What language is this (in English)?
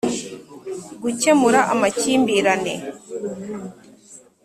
Kinyarwanda